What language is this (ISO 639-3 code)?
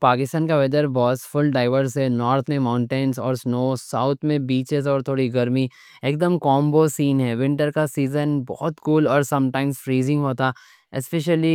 dcc